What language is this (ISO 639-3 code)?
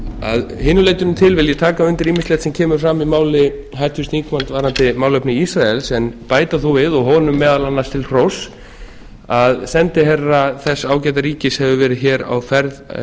isl